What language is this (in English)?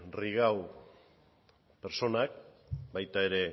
Basque